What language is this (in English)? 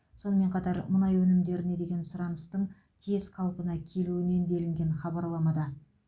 Kazakh